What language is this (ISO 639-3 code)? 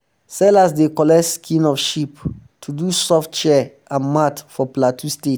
pcm